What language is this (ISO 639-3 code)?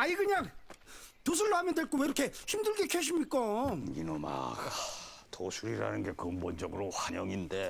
kor